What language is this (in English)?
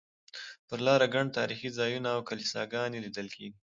Pashto